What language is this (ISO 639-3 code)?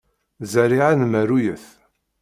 kab